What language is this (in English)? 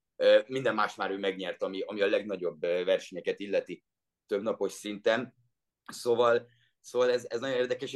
Hungarian